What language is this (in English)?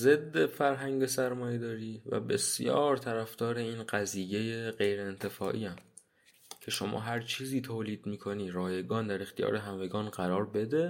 Persian